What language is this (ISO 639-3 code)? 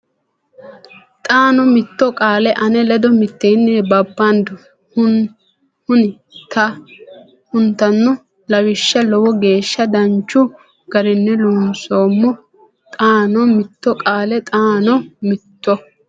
sid